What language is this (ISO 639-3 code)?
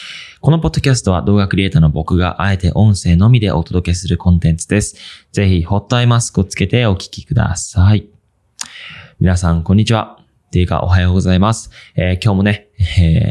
jpn